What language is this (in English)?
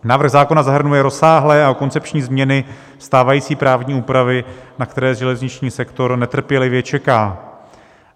Czech